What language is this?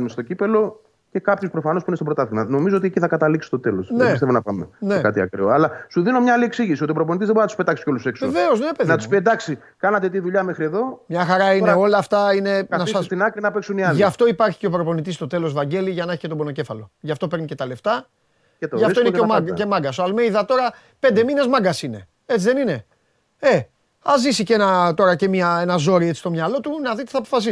Greek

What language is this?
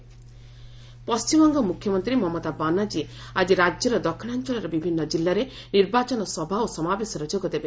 Odia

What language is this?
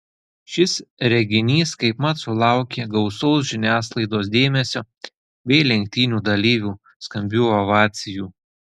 Lithuanian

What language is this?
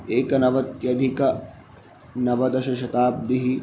Sanskrit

